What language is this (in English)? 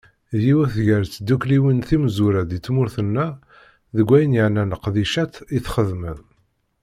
Kabyle